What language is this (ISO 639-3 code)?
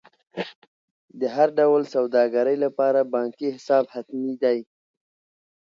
pus